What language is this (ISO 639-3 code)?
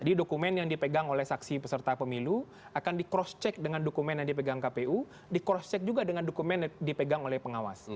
ind